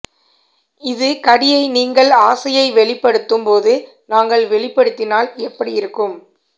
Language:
Tamil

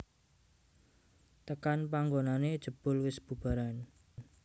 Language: Javanese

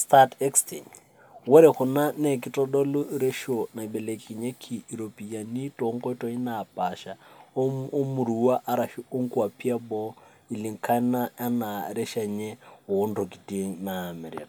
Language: Masai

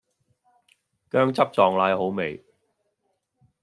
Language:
Cantonese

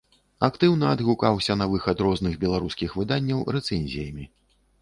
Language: Belarusian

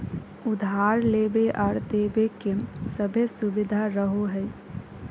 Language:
Magahi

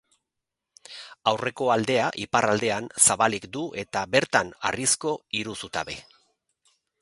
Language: Basque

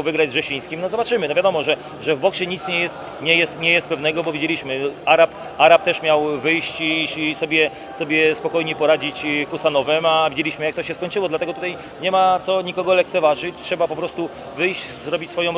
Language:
Polish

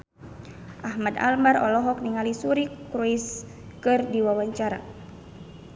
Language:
Sundanese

